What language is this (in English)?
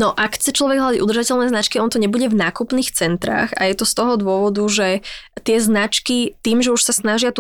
Slovak